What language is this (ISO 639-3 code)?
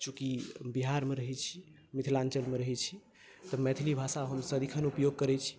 mai